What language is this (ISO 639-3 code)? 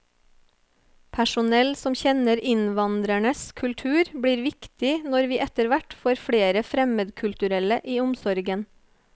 nor